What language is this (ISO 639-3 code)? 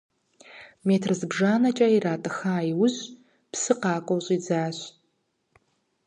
kbd